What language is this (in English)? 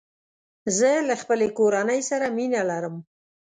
Pashto